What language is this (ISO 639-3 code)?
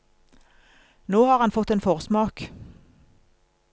nor